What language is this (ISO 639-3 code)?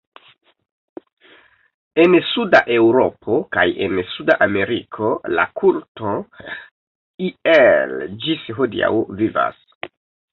epo